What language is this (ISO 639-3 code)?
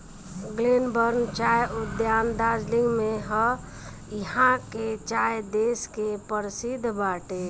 bho